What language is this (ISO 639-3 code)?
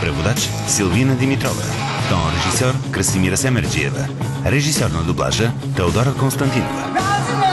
bul